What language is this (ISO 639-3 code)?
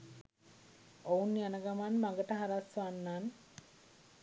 sin